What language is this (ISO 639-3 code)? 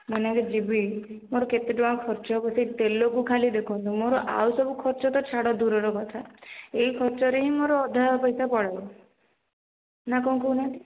ori